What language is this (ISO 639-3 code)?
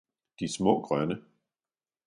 dan